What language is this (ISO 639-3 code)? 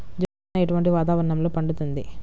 tel